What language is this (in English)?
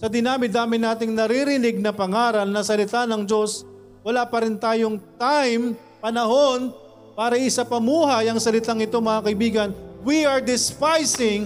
Filipino